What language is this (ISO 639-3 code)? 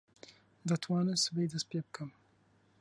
ckb